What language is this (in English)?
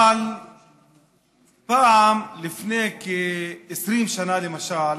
Hebrew